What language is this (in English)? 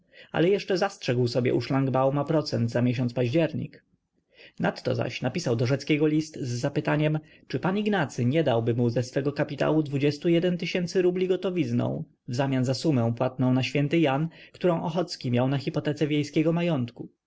Polish